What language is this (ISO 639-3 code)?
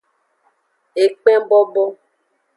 ajg